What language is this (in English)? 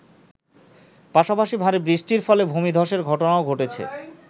Bangla